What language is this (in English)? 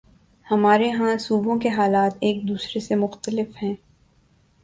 Urdu